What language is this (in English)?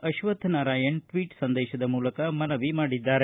Kannada